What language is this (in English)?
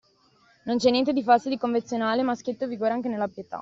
Italian